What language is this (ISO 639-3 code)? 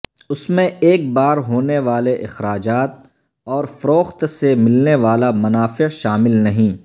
urd